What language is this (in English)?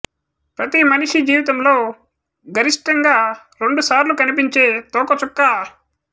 Telugu